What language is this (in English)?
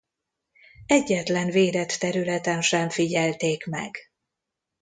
Hungarian